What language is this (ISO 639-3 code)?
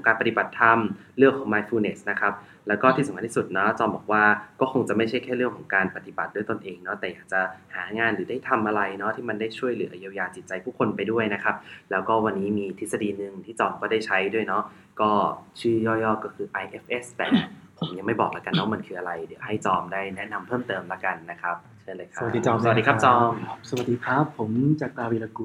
tha